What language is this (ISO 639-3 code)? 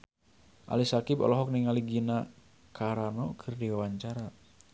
sun